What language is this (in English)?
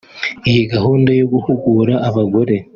Kinyarwanda